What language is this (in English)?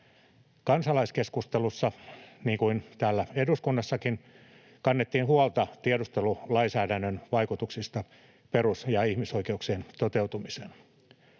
Finnish